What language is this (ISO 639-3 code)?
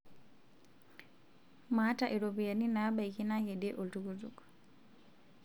mas